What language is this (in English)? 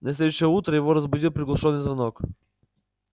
Russian